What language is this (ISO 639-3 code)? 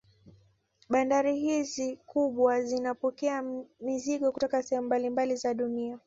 swa